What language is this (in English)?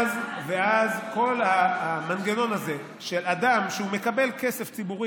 Hebrew